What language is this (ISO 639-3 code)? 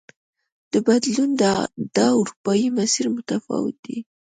pus